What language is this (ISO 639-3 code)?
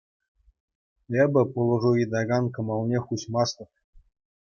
chv